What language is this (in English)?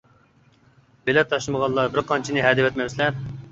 Uyghur